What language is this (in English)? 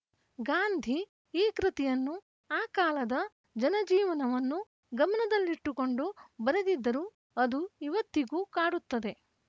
Kannada